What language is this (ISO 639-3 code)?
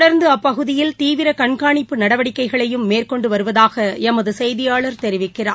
tam